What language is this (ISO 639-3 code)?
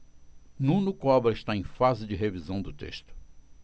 por